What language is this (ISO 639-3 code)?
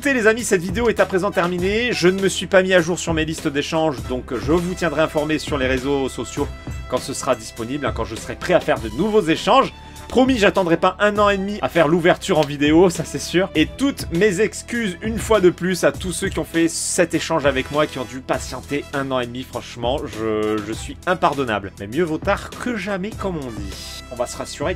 fra